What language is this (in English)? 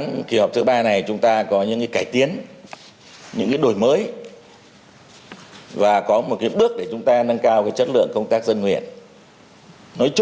Vietnamese